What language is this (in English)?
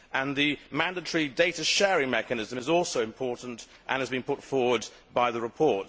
English